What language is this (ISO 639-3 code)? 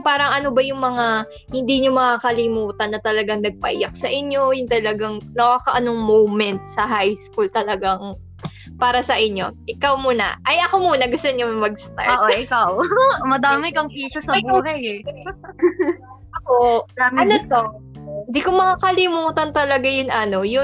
fil